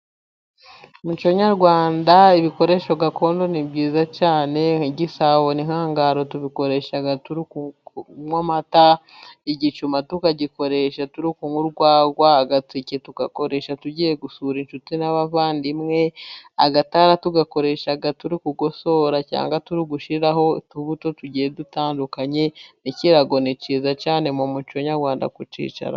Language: Kinyarwanda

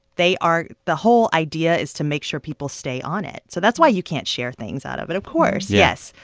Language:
English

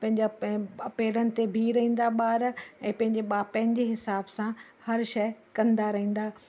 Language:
Sindhi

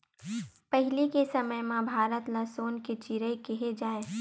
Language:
Chhattisgarhi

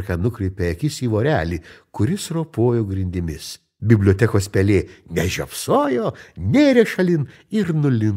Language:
Lithuanian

